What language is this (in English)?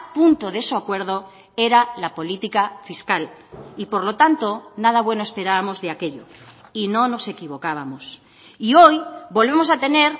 Spanish